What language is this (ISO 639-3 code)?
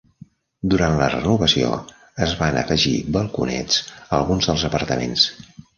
cat